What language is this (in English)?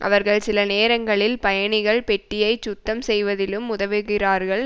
Tamil